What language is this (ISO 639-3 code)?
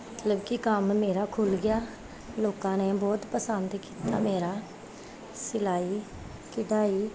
pan